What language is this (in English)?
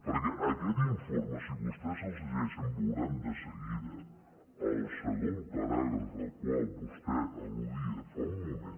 Catalan